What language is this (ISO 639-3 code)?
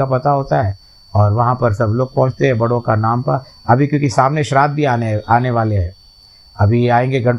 hin